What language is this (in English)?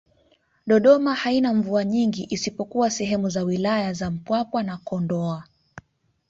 Swahili